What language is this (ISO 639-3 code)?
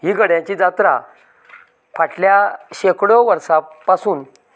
kok